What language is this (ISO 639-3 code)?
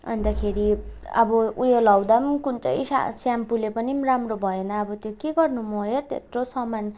nep